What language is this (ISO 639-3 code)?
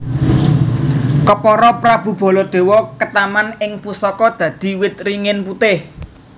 jav